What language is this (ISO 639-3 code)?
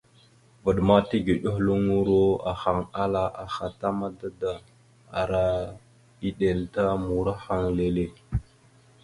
mxu